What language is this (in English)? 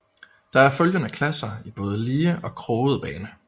Danish